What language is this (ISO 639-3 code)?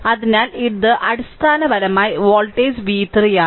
mal